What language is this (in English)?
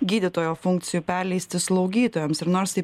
Lithuanian